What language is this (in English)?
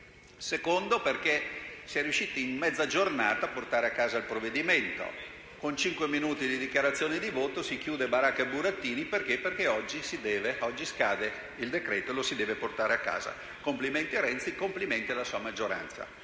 Italian